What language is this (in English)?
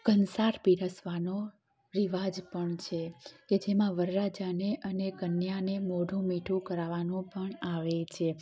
Gujarati